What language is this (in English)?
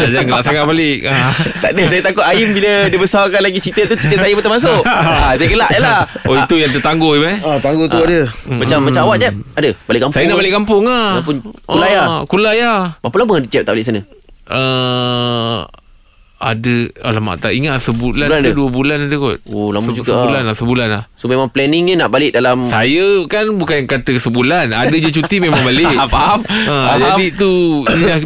Malay